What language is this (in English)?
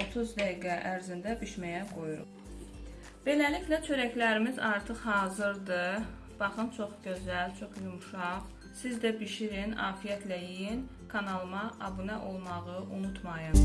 Turkish